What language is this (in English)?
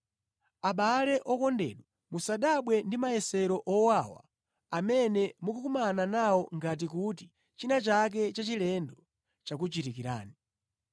Nyanja